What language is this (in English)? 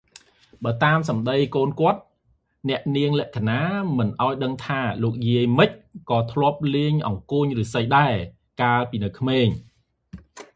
Khmer